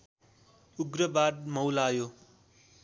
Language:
Nepali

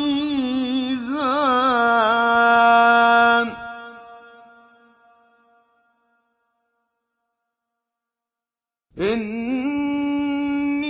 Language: Arabic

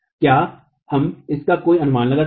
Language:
Hindi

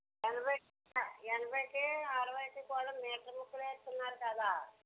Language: Telugu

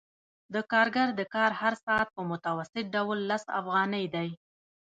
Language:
Pashto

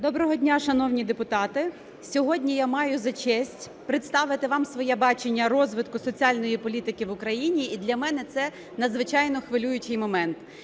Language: Ukrainian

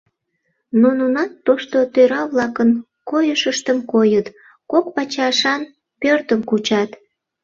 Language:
Mari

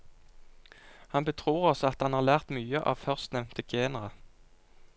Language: Norwegian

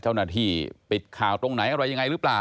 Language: Thai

